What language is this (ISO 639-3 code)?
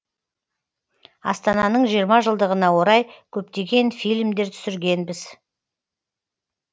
kaz